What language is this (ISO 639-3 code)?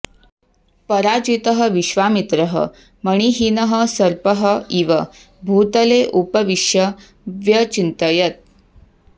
san